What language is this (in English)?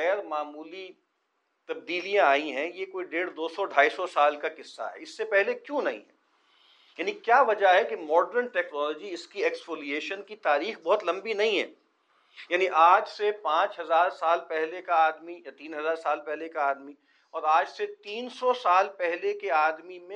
Urdu